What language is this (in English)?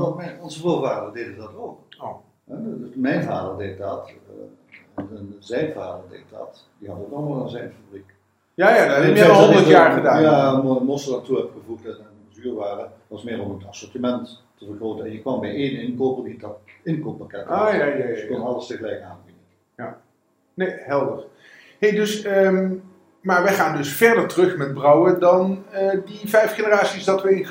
Dutch